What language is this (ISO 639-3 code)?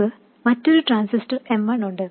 mal